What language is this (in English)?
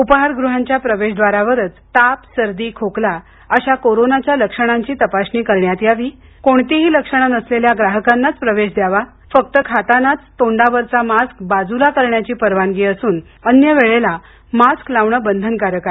Marathi